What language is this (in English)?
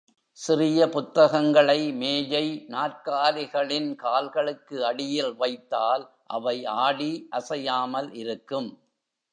Tamil